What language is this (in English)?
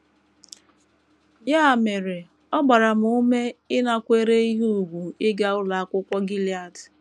Igbo